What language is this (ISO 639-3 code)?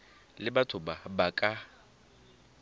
tsn